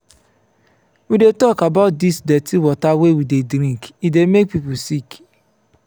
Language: Nigerian Pidgin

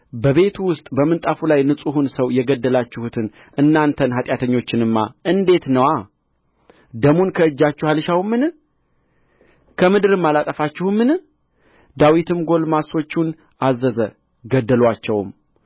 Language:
Amharic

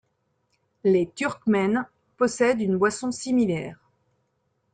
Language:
French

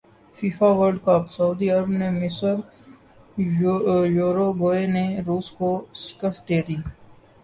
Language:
Urdu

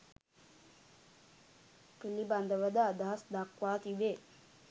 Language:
Sinhala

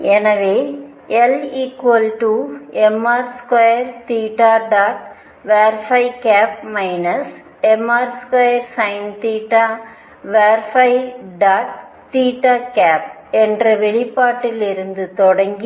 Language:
Tamil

